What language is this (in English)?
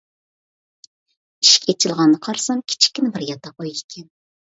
Uyghur